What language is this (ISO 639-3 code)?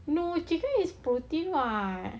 eng